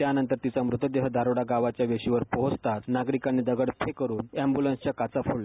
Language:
Marathi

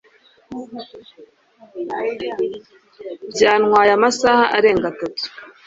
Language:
Kinyarwanda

